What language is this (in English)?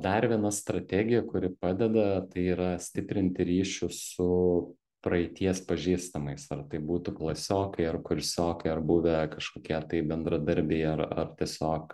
Lithuanian